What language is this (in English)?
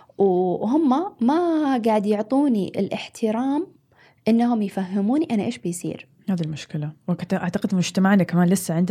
Arabic